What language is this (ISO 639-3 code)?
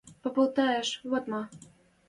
mrj